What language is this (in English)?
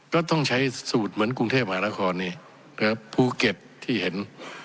Thai